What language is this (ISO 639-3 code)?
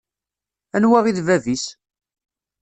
kab